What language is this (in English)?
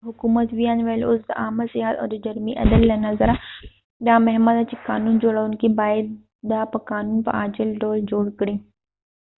Pashto